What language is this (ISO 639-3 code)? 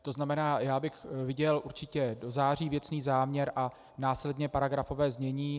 ces